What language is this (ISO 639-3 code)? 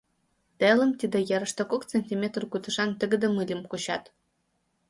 chm